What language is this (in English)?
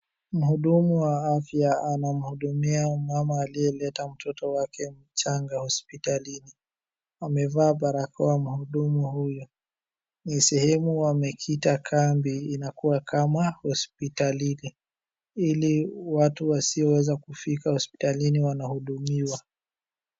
Swahili